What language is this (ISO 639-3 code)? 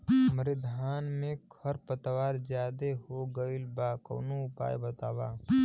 bho